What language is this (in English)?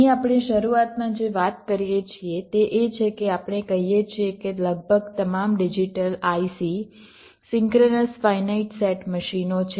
Gujarati